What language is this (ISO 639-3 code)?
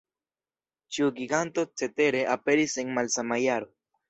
epo